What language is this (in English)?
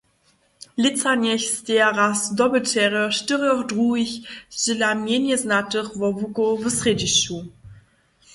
Upper Sorbian